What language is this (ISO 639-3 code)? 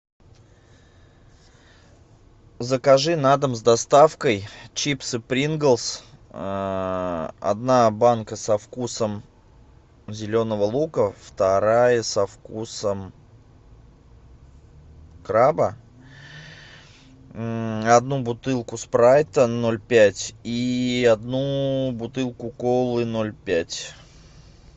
rus